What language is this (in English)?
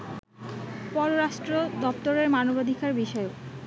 Bangla